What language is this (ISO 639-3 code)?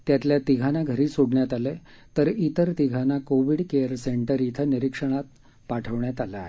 mar